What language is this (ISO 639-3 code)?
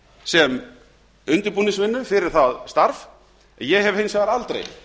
isl